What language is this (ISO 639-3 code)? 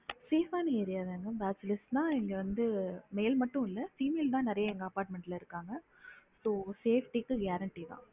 tam